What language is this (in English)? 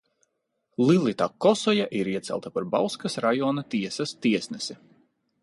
Latvian